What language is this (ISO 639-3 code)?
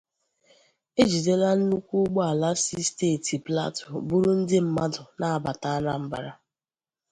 ibo